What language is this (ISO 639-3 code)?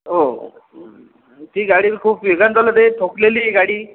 mar